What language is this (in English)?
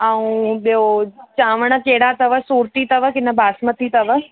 Sindhi